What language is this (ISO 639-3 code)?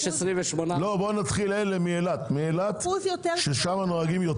heb